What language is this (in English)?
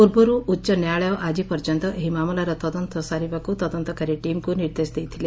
Odia